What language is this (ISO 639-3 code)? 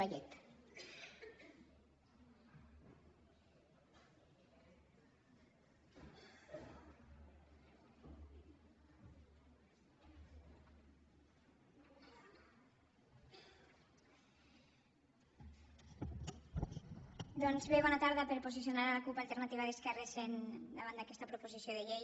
cat